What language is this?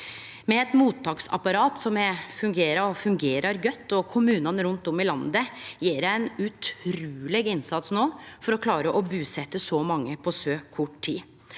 Norwegian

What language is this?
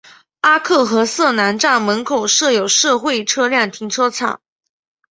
Chinese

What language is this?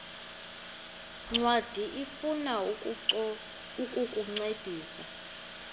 Xhosa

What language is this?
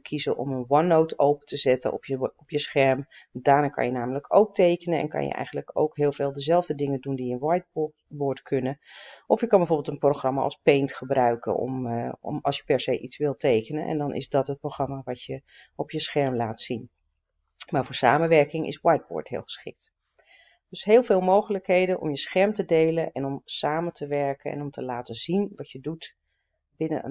Dutch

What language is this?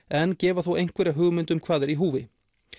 Icelandic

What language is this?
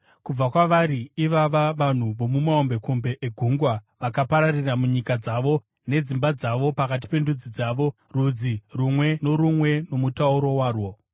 Shona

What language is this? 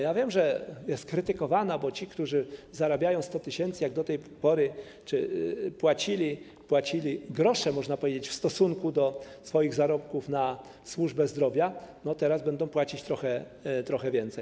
Polish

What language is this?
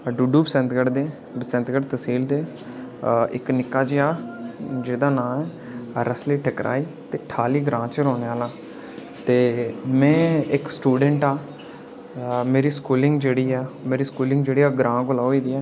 Dogri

